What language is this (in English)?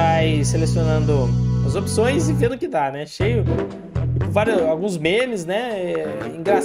Portuguese